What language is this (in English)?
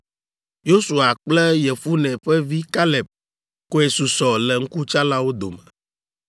Ewe